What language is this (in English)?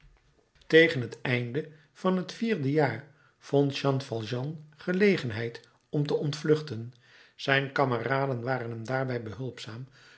Dutch